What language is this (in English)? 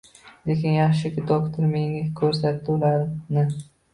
Uzbek